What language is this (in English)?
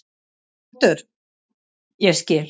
Icelandic